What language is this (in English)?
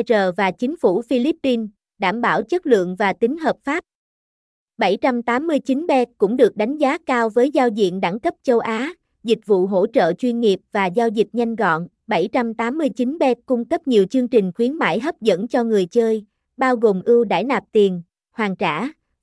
Vietnamese